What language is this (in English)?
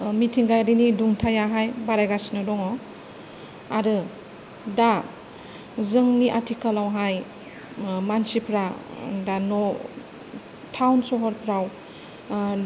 Bodo